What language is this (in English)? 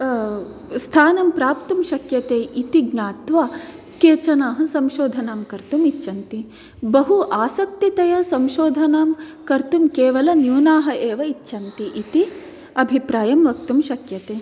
Sanskrit